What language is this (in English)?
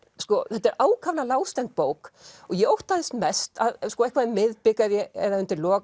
Icelandic